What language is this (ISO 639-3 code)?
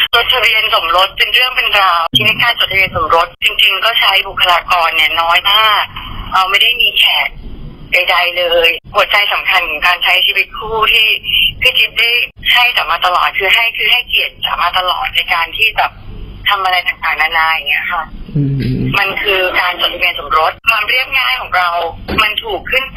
tha